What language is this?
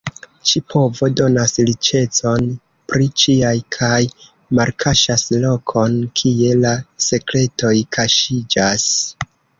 Esperanto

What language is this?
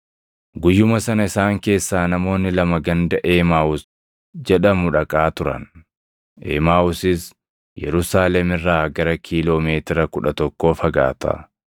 Oromo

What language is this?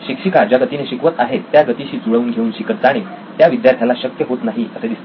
Marathi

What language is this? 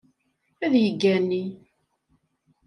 Kabyle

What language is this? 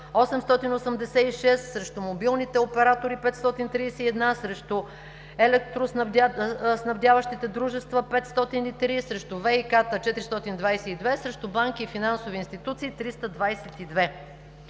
Bulgarian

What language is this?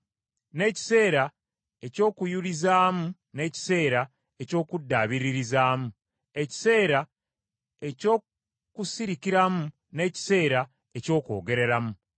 Ganda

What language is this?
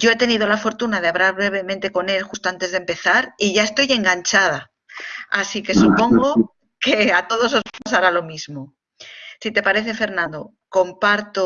Spanish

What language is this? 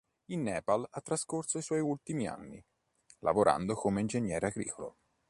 Italian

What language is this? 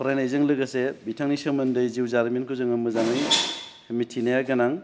Bodo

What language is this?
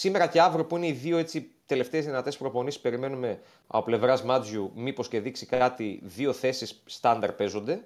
Greek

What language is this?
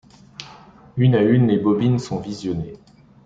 French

